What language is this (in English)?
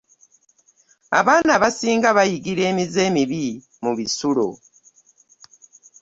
Ganda